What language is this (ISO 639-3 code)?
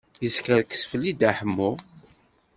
kab